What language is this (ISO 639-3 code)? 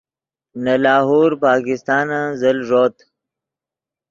ydg